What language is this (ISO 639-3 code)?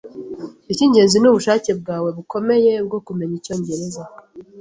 kin